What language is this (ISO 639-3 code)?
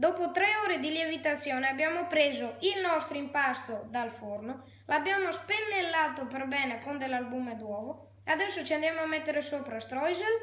ita